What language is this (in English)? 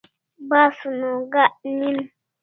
Kalasha